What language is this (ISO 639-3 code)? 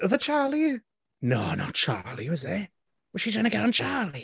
cym